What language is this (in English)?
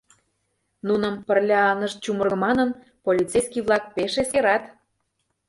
Mari